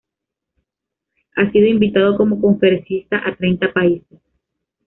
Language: Spanish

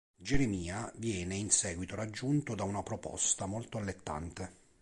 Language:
Italian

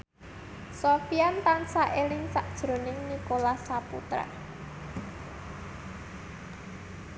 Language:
Javanese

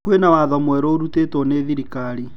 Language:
Kikuyu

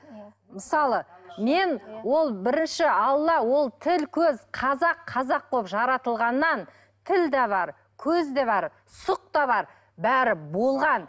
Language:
Kazakh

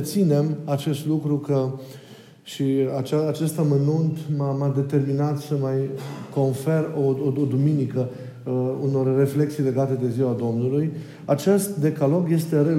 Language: Romanian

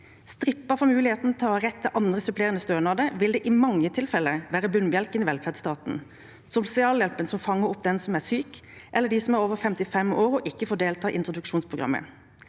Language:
Norwegian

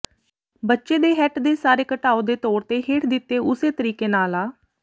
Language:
Punjabi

